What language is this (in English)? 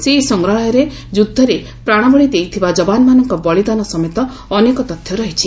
Odia